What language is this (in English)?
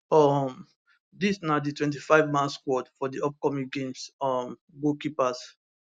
Nigerian Pidgin